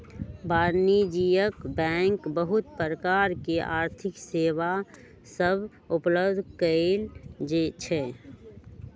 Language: Magahi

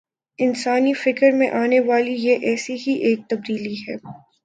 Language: Urdu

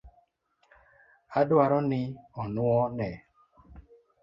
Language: Luo (Kenya and Tanzania)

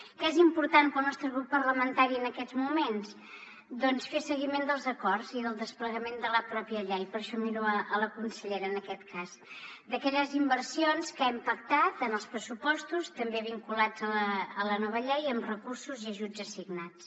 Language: Catalan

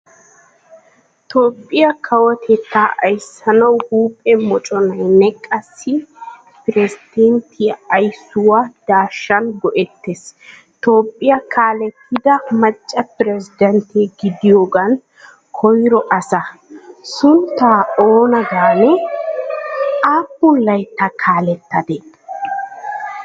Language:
Wolaytta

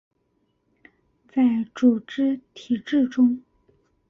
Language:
Chinese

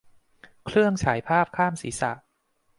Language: Thai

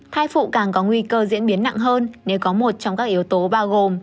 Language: Vietnamese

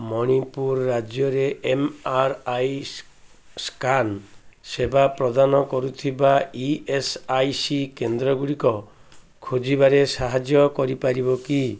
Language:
Odia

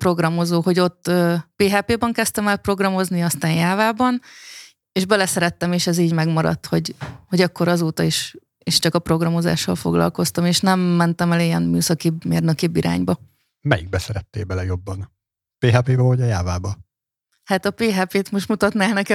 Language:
Hungarian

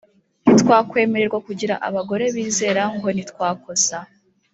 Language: Kinyarwanda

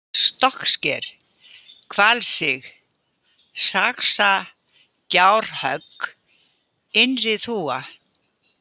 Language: Icelandic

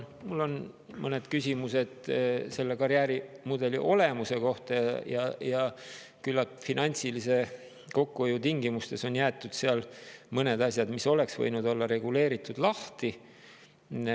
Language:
Estonian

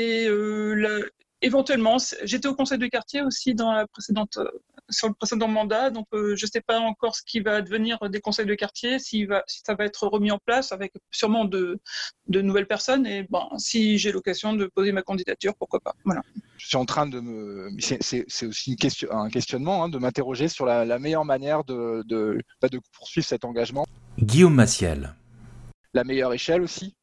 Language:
French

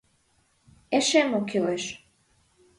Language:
Mari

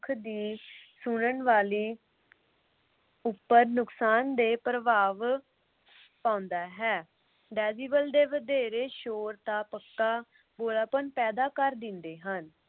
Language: Punjabi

